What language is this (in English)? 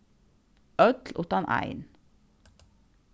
Faroese